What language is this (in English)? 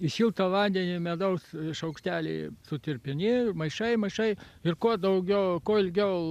Lithuanian